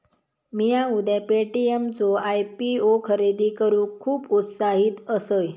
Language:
Marathi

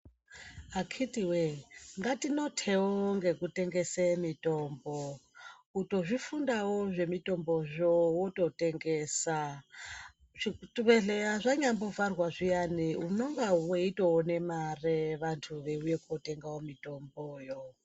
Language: Ndau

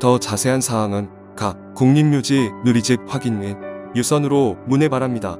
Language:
Korean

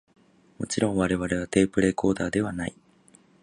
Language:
Japanese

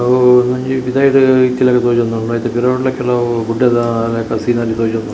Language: Tulu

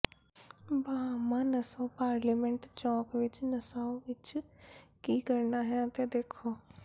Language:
Punjabi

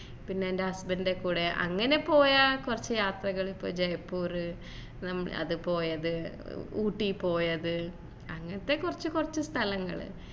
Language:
Malayalam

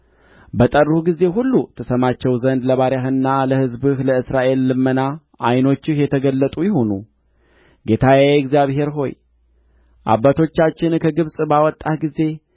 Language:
Amharic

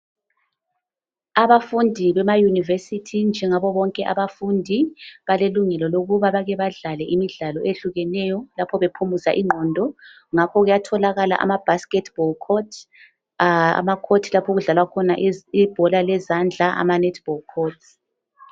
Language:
North Ndebele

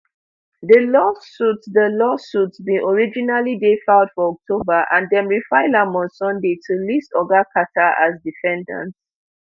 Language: Nigerian Pidgin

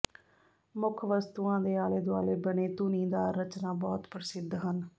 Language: Punjabi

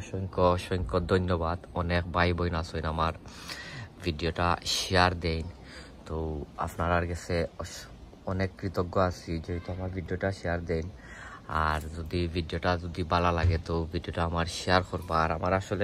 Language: Romanian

